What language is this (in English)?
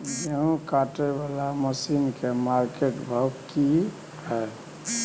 Maithili